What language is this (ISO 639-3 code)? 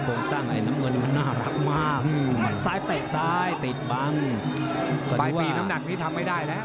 tha